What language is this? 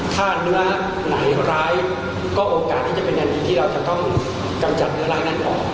Thai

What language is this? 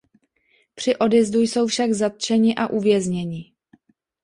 Czech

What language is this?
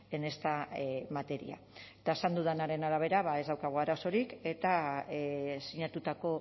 Basque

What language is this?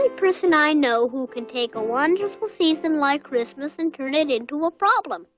English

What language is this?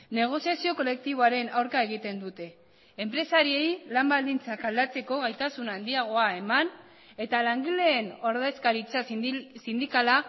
Basque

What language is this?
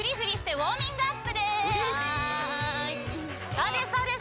Japanese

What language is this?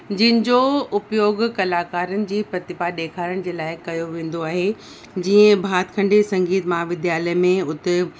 Sindhi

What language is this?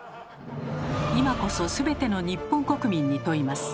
Japanese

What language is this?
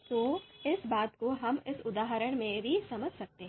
Hindi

